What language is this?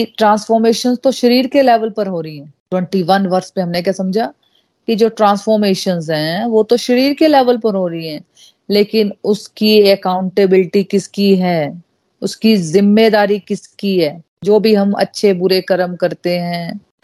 Hindi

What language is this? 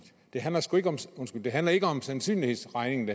Danish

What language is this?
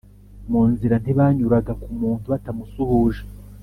Kinyarwanda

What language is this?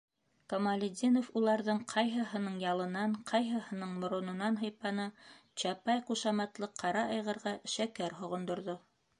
Bashkir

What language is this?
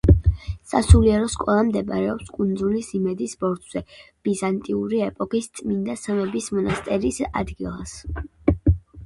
Georgian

